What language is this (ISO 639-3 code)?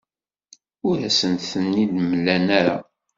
kab